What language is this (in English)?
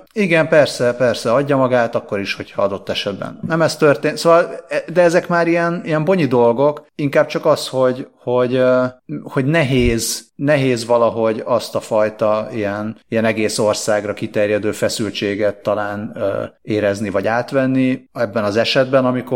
Hungarian